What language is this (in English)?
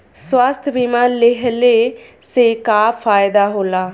Bhojpuri